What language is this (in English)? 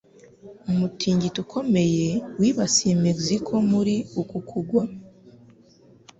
Kinyarwanda